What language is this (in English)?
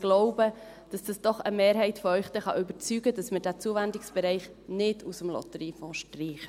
Swiss German